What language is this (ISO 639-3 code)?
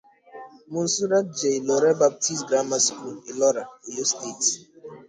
ibo